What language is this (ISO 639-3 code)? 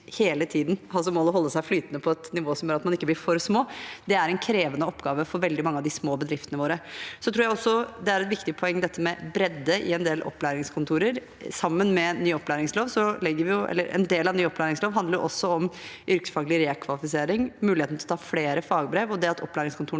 nor